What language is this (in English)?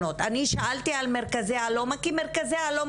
Hebrew